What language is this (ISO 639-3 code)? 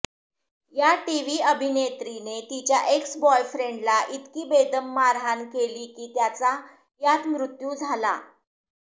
mar